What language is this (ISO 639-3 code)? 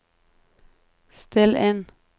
nor